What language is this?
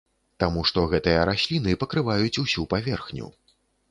Belarusian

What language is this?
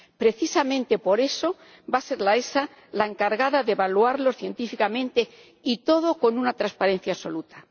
Spanish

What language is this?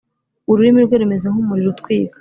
Kinyarwanda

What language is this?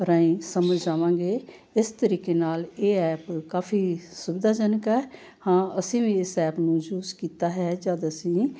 Punjabi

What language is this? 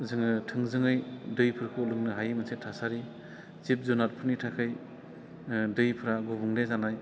Bodo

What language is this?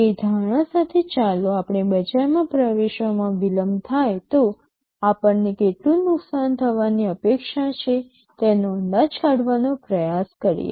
Gujarati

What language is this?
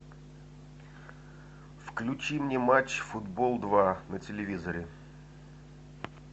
Russian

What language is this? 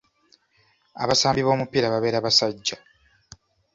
Ganda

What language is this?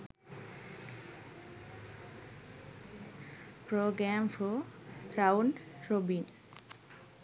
Sinhala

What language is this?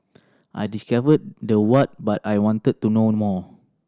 English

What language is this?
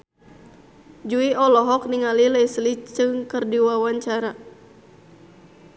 Sundanese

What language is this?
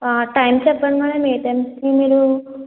Telugu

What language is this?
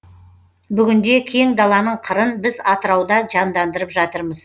Kazakh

